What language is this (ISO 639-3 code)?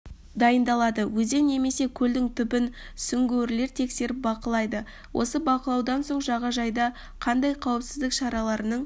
kaz